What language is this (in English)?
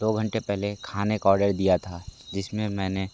Hindi